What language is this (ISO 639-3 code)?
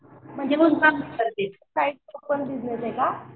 mar